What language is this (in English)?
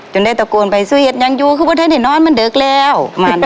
Thai